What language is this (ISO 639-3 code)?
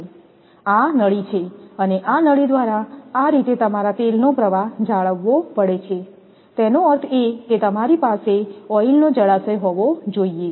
guj